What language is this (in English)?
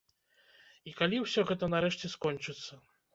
Belarusian